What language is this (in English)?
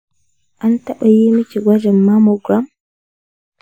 Hausa